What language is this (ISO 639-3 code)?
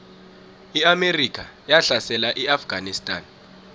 nbl